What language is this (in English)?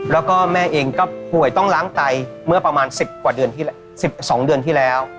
Thai